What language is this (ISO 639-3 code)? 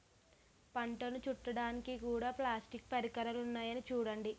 tel